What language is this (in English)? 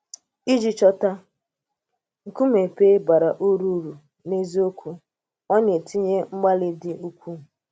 Igbo